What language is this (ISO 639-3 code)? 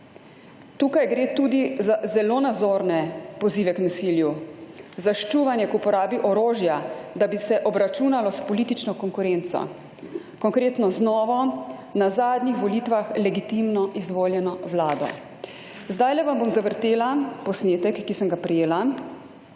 slv